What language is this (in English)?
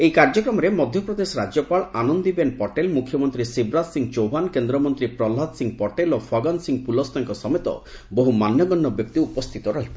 Odia